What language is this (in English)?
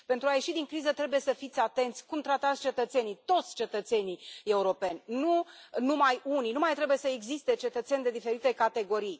Romanian